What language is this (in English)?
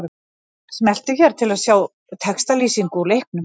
Icelandic